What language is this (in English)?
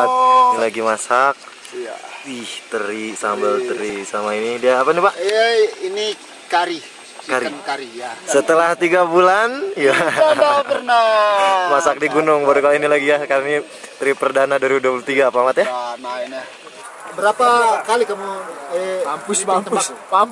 Indonesian